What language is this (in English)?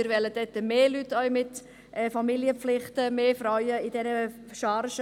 Swiss German